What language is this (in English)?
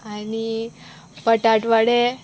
Konkani